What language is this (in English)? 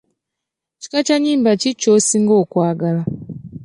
Ganda